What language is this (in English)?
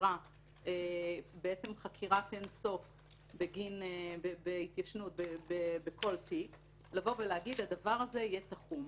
Hebrew